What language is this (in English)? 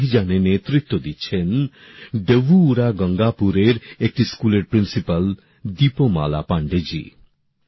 Bangla